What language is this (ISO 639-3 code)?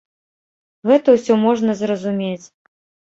bel